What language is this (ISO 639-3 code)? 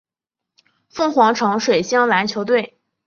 zho